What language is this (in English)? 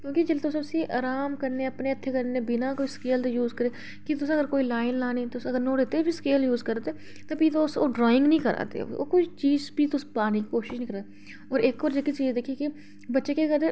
Dogri